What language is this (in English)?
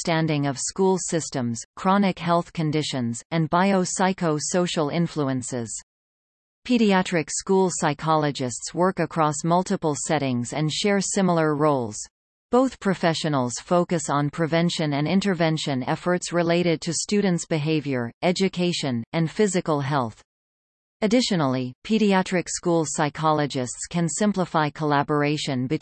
English